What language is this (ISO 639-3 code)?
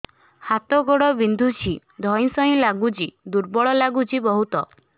ori